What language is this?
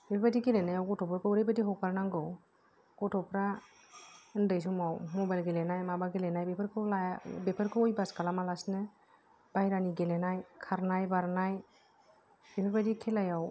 Bodo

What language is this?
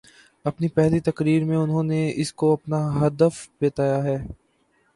Urdu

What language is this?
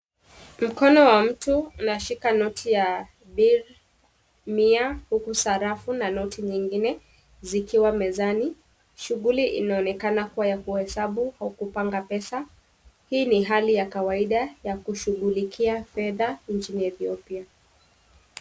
Swahili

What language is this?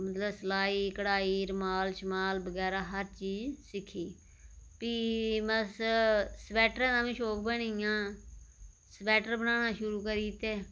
Dogri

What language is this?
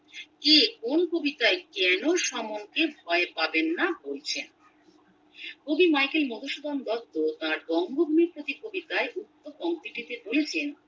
Bangla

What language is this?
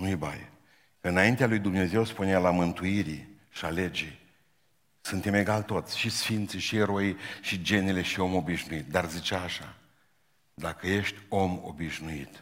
Romanian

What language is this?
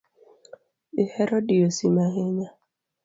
Luo (Kenya and Tanzania)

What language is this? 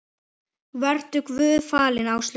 Icelandic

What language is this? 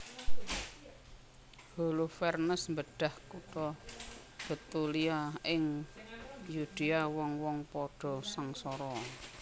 Javanese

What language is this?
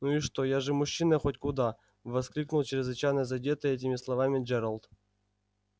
Russian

